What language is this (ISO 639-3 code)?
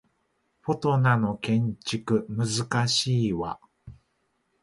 jpn